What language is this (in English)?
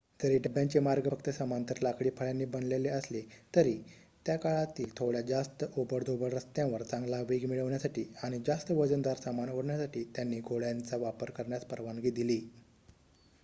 Marathi